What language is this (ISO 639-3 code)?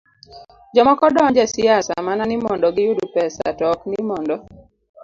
luo